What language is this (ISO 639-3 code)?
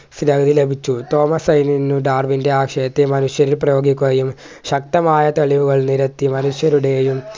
mal